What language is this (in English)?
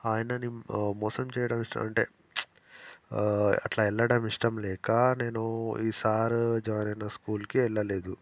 Telugu